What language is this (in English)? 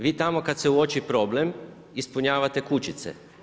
Croatian